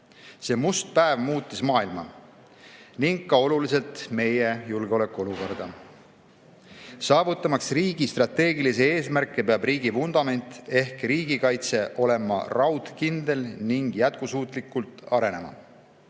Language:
Estonian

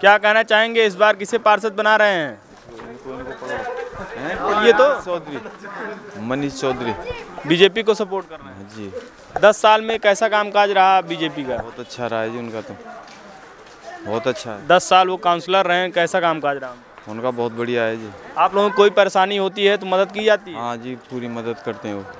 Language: Hindi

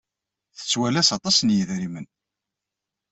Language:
Kabyle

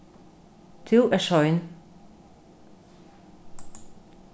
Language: Faroese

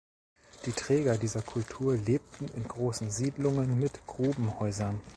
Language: German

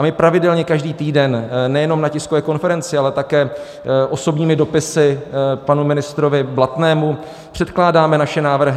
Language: Czech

